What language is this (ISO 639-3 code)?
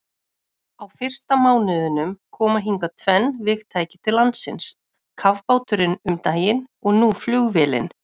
isl